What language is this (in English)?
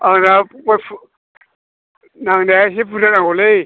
Bodo